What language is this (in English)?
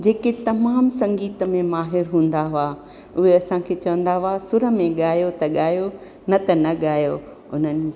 Sindhi